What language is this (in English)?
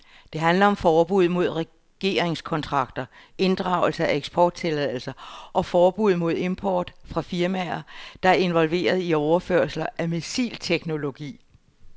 Danish